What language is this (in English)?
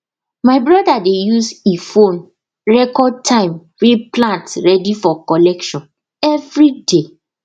Nigerian Pidgin